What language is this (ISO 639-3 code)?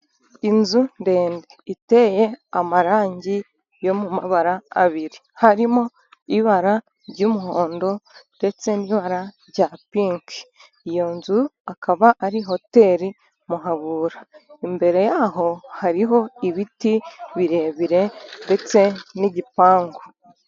kin